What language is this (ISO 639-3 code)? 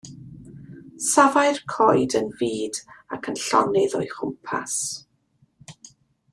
cym